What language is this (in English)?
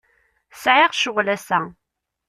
Kabyle